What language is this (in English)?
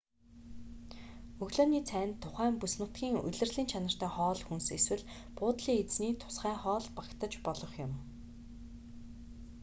Mongolian